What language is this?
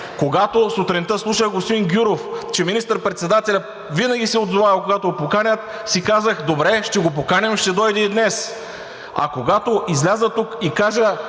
Bulgarian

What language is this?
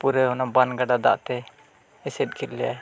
Santali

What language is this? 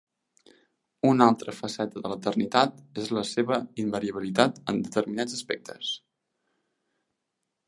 Catalan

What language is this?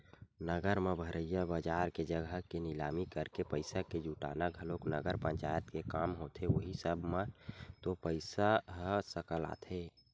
Chhattisgarhi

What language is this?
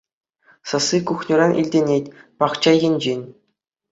Chuvash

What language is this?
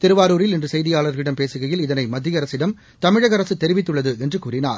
Tamil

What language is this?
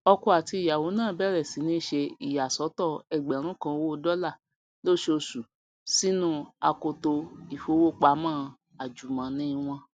Yoruba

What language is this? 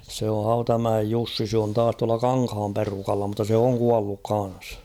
Finnish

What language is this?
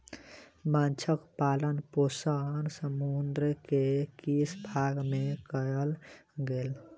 Maithili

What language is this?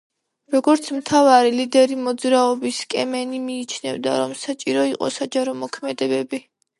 Georgian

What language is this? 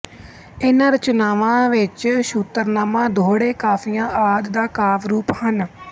Punjabi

